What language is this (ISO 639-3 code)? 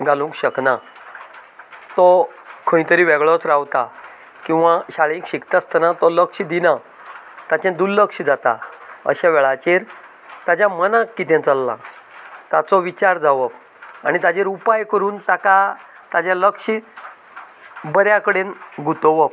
kok